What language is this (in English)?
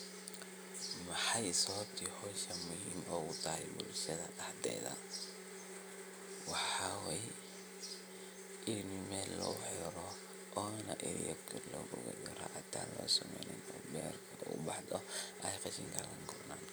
Somali